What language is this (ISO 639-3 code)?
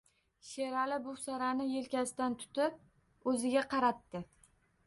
uzb